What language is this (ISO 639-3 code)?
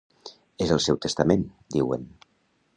cat